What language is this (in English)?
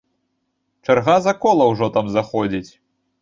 Belarusian